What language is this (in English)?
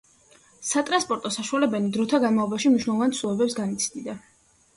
Georgian